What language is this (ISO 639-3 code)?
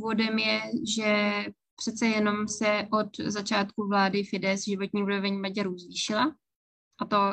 ces